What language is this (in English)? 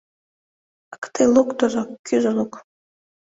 Mari